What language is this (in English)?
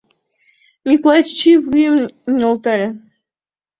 Mari